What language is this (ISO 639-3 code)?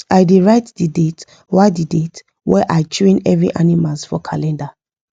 pcm